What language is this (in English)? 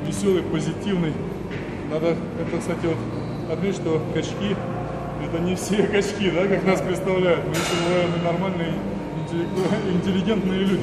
Russian